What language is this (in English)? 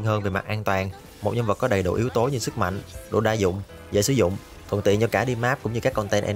Vietnamese